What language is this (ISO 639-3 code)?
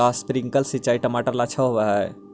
mag